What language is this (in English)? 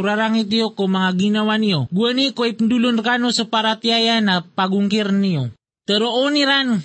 Filipino